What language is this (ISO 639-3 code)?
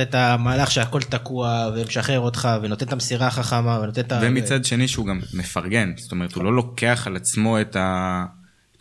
heb